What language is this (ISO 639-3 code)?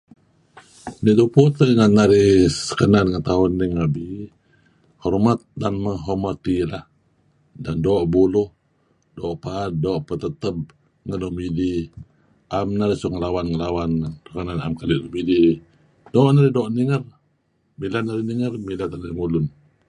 kzi